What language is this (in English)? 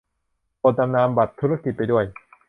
Thai